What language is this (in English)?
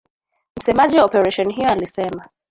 Swahili